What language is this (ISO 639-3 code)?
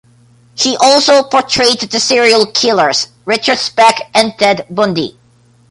eng